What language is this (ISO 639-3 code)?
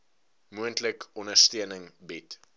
afr